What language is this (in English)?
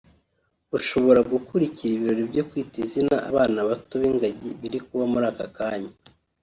Kinyarwanda